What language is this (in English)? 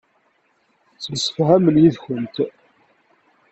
Kabyle